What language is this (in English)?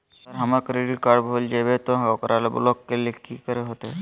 Magahi